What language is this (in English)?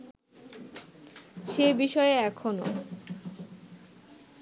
Bangla